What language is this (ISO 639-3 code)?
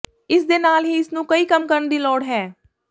pan